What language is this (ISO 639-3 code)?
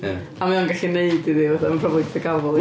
cym